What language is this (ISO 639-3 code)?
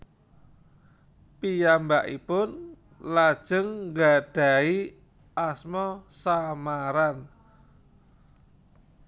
jav